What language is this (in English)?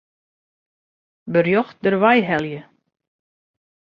Western Frisian